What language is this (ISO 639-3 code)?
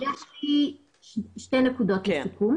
heb